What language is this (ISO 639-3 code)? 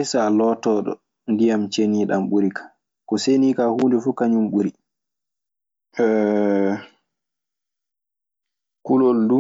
ffm